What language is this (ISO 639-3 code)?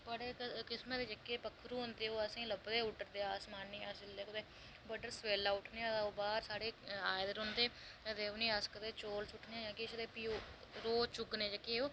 doi